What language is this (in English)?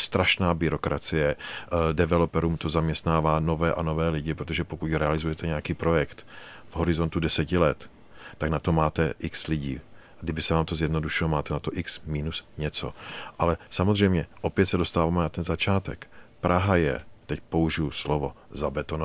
Czech